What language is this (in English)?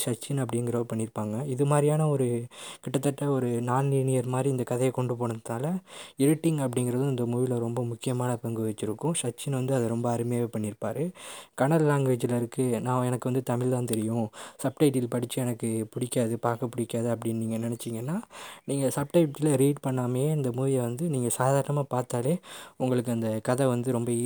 Tamil